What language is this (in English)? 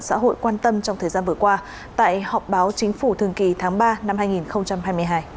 Vietnamese